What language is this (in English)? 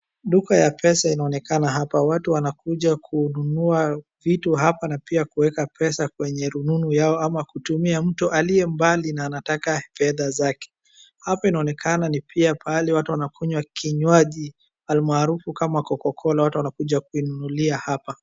Swahili